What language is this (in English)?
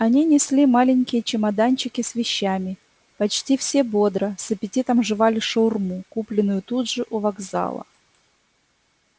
Russian